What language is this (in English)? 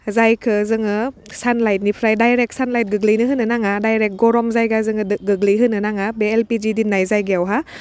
Bodo